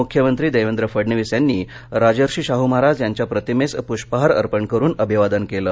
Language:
Marathi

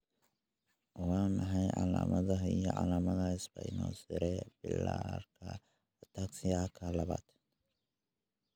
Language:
Somali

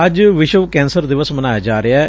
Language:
Punjabi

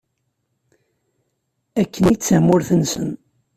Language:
Kabyle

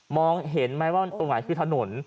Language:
Thai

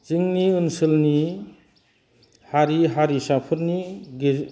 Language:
Bodo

